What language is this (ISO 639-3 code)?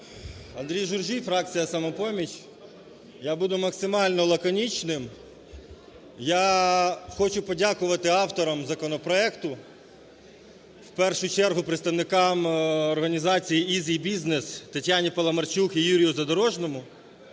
ukr